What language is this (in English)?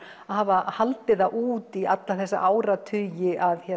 Icelandic